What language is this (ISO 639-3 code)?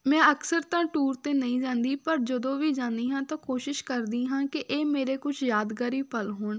pan